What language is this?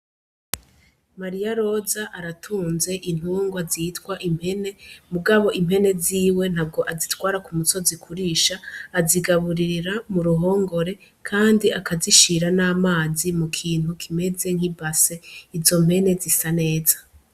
Rundi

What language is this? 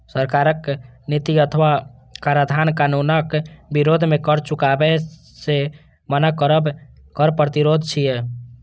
Maithili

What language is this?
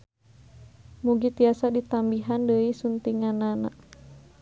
Sundanese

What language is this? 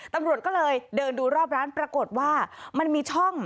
Thai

